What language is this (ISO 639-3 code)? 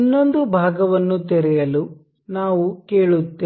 kan